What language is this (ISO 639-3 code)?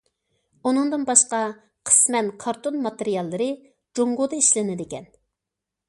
uig